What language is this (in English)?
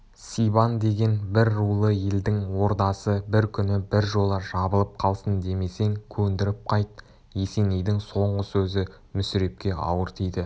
Kazakh